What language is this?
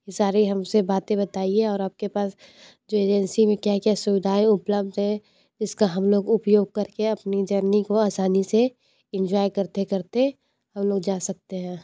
Hindi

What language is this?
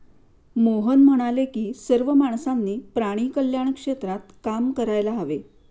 Marathi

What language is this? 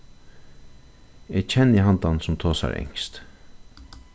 Faroese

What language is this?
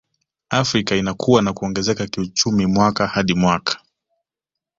Swahili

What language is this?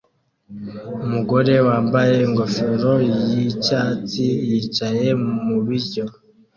Kinyarwanda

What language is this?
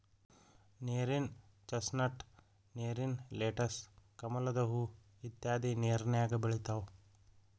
Kannada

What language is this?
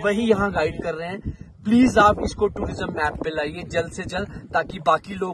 Hindi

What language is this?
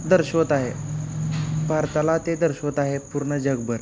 Marathi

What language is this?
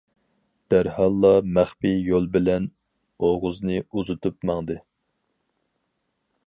Uyghur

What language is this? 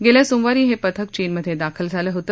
Marathi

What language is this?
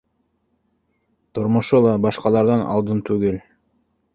Bashkir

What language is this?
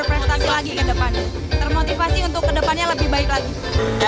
Indonesian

